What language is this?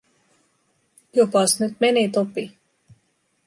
Finnish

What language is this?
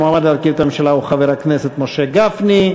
Hebrew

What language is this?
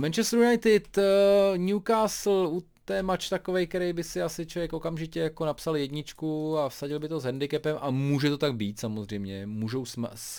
Czech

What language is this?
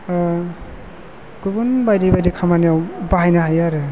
Bodo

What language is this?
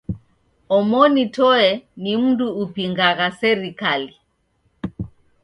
Taita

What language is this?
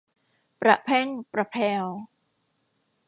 Thai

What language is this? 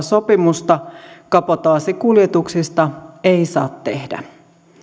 Finnish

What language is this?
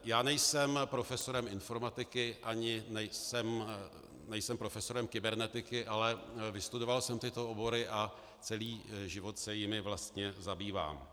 Czech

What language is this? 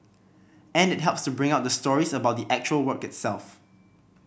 English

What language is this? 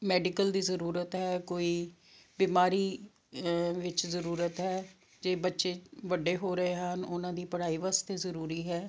Punjabi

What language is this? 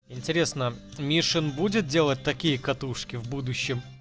Russian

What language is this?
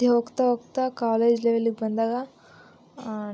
Kannada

